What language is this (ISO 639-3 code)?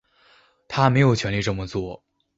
zho